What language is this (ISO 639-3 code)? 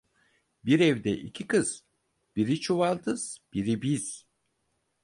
tur